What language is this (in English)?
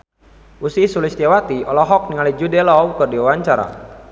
Sundanese